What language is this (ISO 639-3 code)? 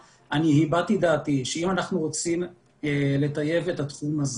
heb